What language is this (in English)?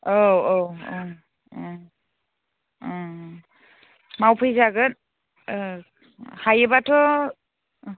Bodo